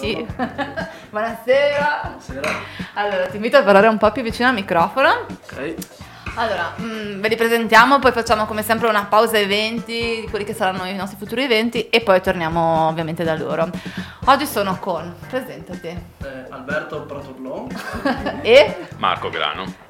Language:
Italian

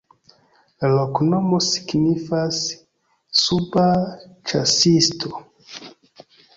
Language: Esperanto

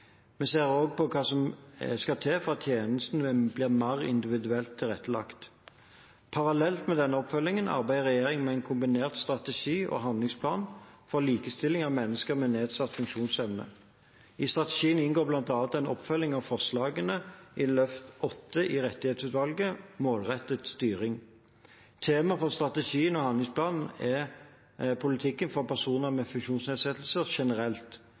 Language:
Norwegian Bokmål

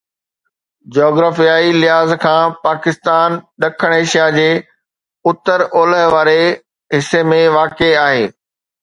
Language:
Sindhi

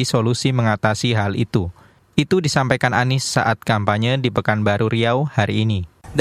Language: Indonesian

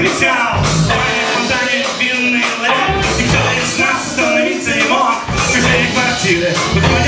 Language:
Latvian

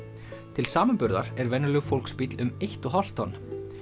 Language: Icelandic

